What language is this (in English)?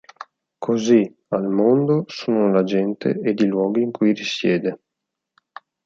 Italian